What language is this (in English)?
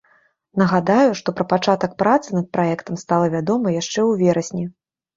Belarusian